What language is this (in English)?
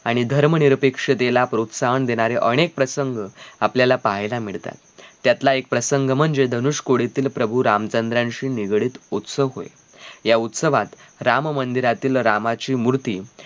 Marathi